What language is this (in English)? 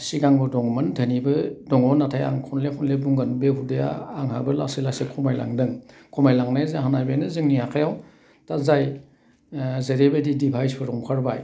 Bodo